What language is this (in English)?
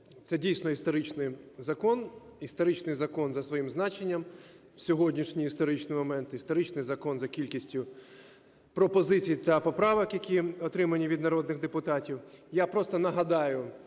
Ukrainian